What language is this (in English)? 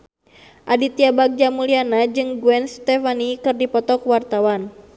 Sundanese